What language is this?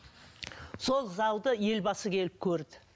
Kazakh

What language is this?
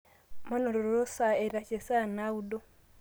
Masai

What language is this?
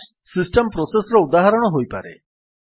Odia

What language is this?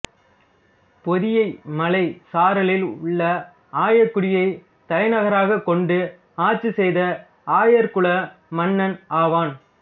Tamil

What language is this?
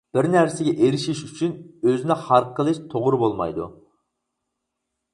Uyghur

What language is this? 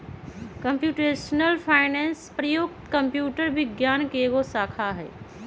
Magahi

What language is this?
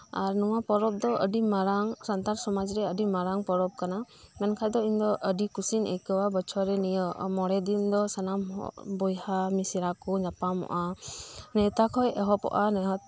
Santali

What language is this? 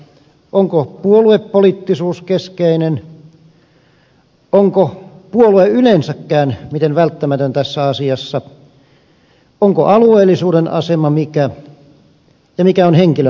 Finnish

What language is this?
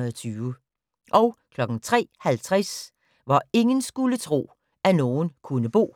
Danish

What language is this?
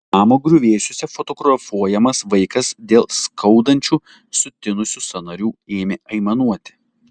Lithuanian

